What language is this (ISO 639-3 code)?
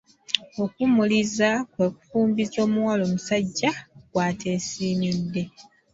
lug